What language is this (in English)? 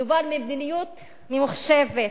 Hebrew